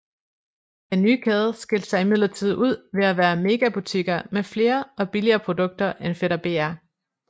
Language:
Danish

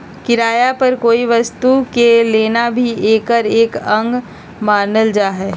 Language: Magahi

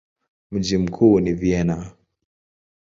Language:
Swahili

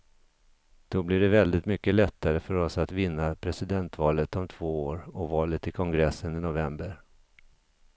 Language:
Swedish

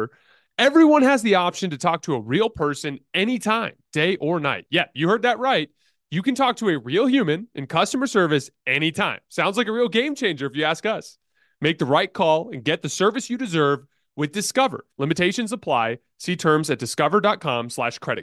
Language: English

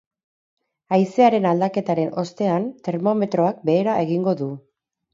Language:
Basque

